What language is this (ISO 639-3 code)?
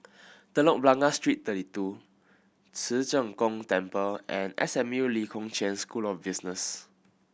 eng